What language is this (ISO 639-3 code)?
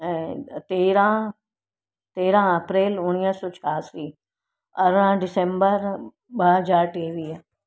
snd